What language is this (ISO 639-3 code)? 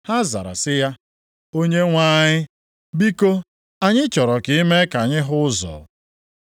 ibo